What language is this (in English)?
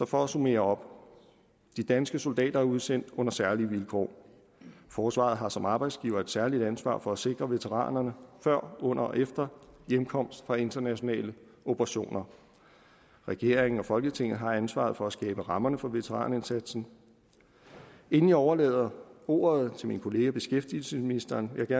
Danish